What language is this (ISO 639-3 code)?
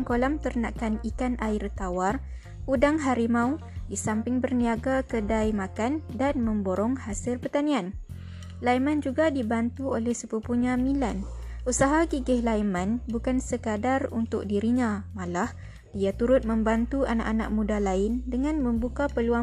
msa